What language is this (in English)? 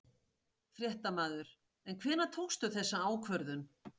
Icelandic